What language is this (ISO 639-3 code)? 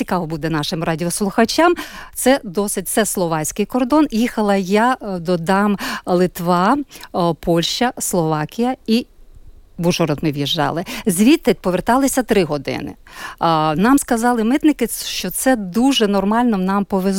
ukr